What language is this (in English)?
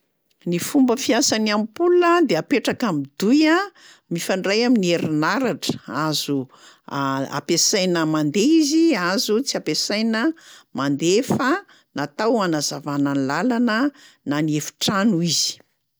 Malagasy